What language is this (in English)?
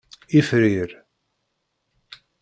Kabyle